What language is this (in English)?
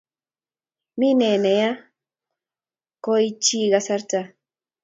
Kalenjin